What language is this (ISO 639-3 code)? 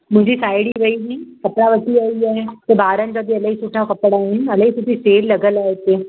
snd